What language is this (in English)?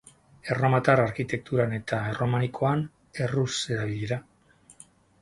Basque